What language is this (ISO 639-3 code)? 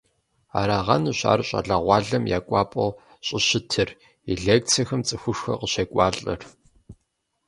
kbd